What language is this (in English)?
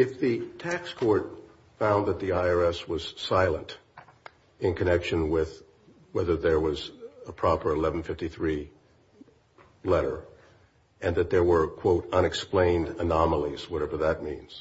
English